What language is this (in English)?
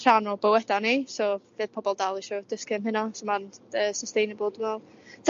Welsh